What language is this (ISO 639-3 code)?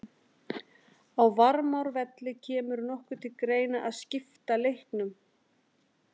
isl